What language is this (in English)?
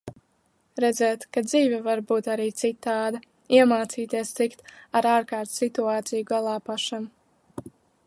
Latvian